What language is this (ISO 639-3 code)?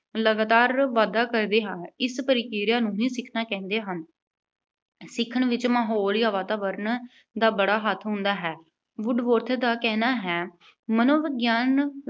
pan